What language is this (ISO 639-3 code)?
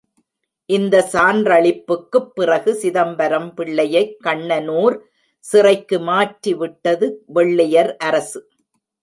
tam